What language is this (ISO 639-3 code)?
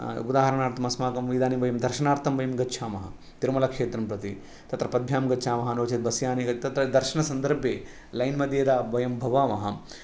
san